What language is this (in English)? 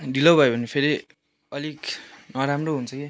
Nepali